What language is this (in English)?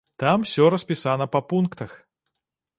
Belarusian